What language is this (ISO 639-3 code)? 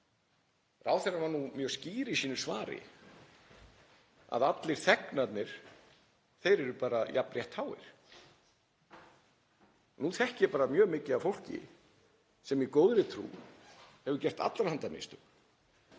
isl